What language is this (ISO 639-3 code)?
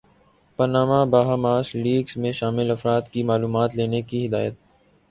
urd